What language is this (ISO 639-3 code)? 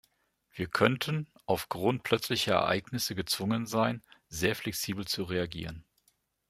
deu